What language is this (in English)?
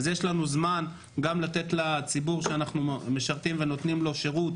Hebrew